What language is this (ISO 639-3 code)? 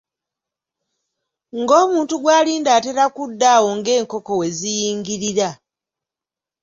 lug